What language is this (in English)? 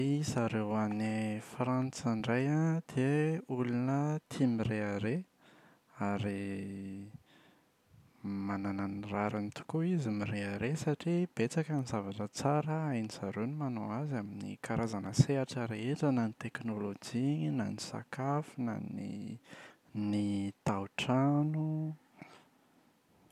Malagasy